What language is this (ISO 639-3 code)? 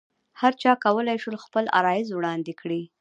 pus